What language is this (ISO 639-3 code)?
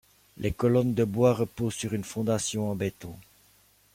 fra